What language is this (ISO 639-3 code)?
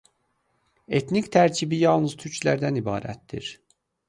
aze